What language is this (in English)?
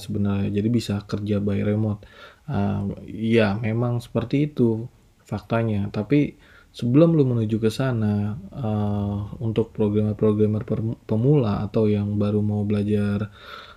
Indonesian